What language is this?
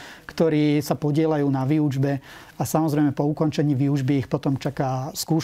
Slovak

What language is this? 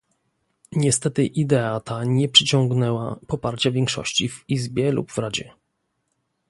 Polish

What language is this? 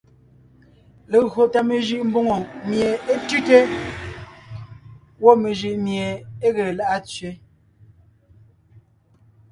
Ngiemboon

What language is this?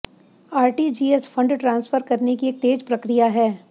Hindi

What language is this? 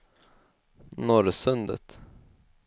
Swedish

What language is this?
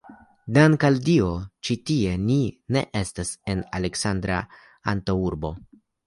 Esperanto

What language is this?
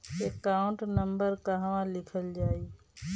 Bhojpuri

